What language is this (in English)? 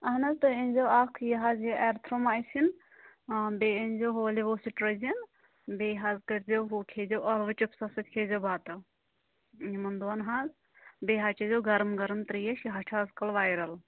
Kashmiri